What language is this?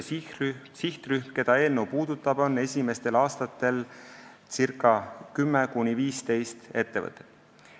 Estonian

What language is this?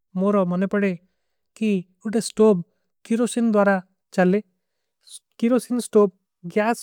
Kui (India)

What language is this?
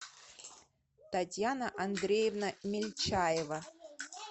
Russian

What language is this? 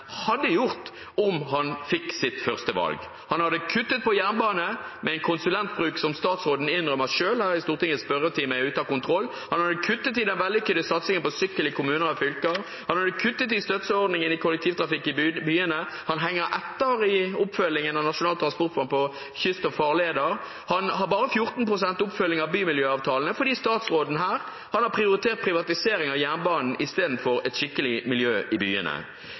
Norwegian Bokmål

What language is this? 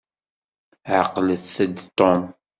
Kabyle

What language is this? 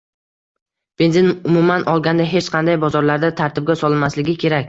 Uzbek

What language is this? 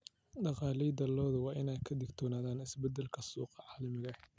Somali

